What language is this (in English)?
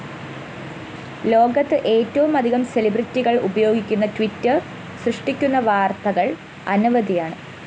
Malayalam